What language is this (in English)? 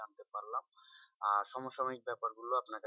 Bangla